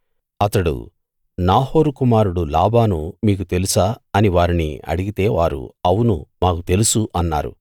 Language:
Telugu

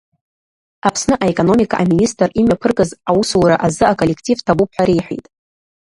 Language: Abkhazian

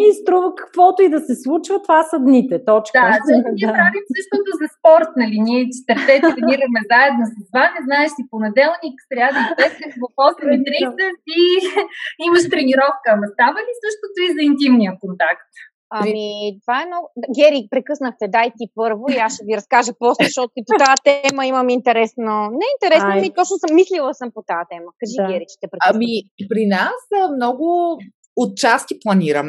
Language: Bulgarian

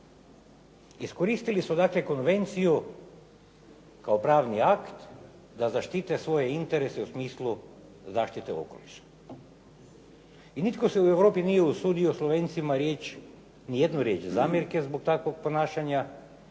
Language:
Croatian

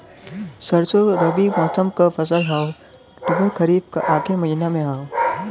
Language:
Bhojpuri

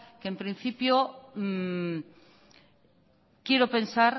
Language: Spanish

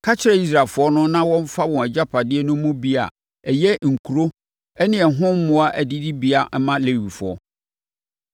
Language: Akan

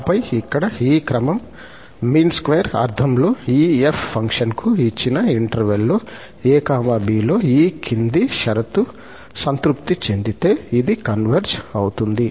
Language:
Telugu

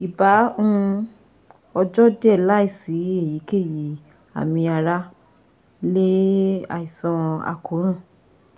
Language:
Yoruba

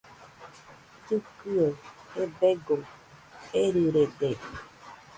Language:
Nüpode Huitoto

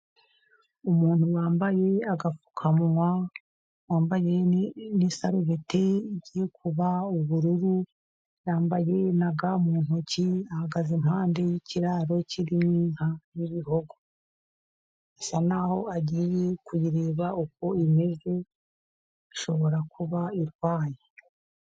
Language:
Kinyarwanda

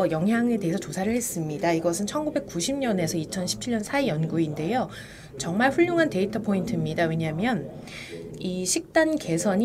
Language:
Korean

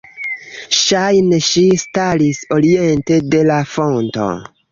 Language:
Esperanto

